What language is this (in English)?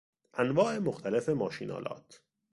Persian